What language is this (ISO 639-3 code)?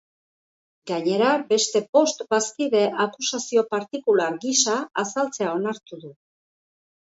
eus